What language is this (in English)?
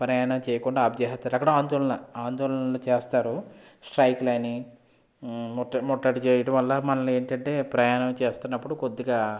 Telugu